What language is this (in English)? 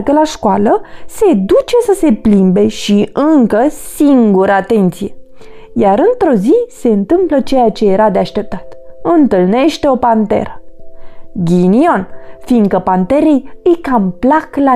Romanian